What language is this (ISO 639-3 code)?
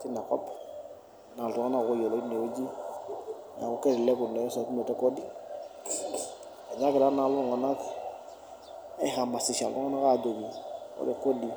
mas